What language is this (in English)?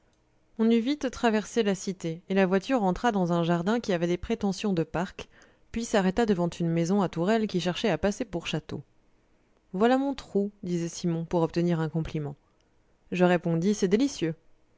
French